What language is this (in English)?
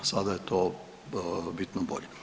Croatian